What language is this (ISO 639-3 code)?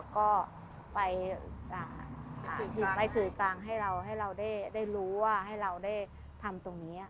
tha